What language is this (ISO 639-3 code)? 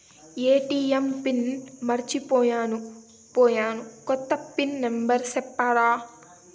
tel